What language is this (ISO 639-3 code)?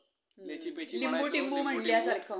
mar